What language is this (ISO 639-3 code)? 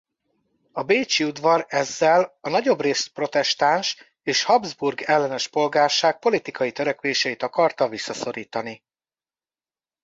hun